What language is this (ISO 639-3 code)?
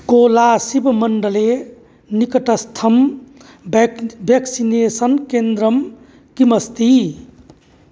san